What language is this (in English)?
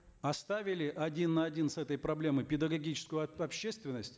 Kazakh